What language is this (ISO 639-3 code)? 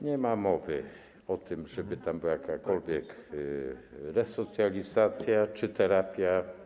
pol